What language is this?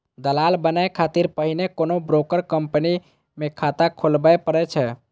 Maithili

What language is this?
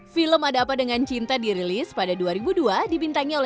Indonesian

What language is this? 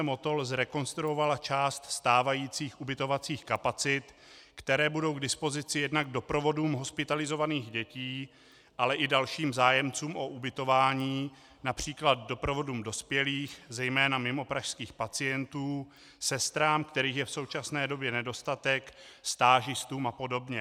Czech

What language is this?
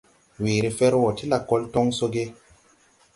Tupuri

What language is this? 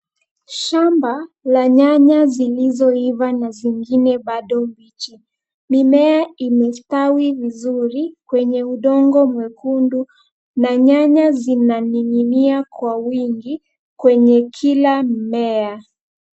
Swahili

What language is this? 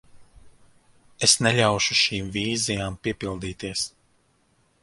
Latvian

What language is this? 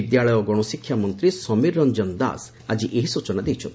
Odia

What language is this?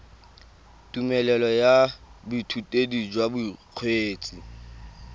Tswana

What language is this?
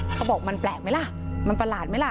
Thai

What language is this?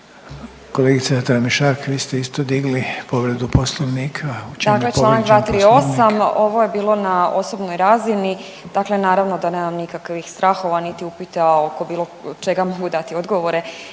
Croatian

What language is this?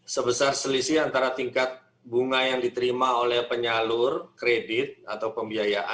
Indonesian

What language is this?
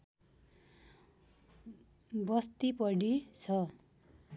Nepali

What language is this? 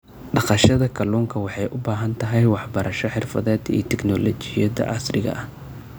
Somali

